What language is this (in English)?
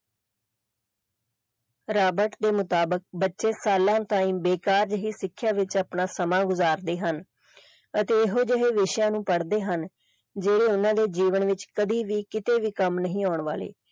Punjabi